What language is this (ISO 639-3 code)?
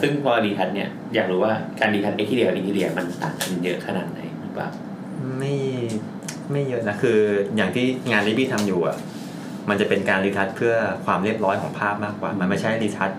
tha